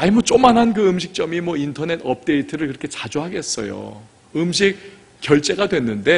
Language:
Korean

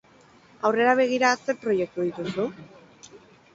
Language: Basque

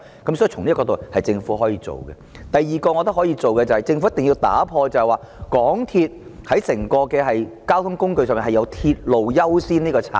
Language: Cantonese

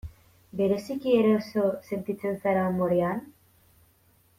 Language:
Basque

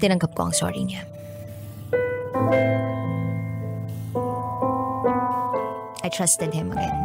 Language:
Filipino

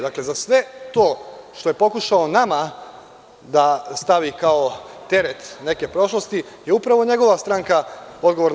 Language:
Serbian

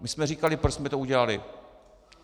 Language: Czech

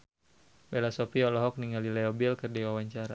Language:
Sundanese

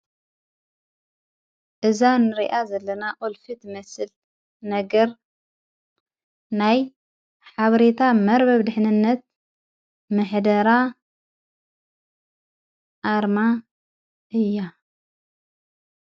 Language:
Tigrinya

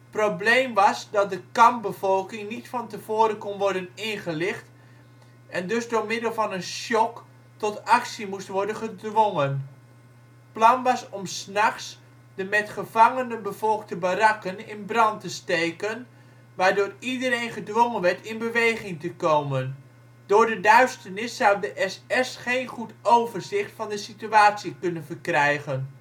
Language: Dutch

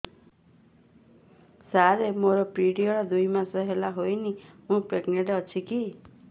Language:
Odia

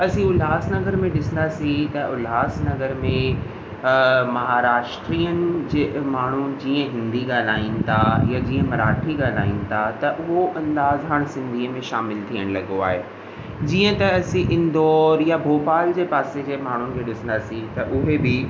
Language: Sindhi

